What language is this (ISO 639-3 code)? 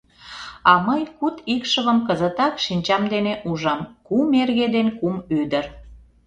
chm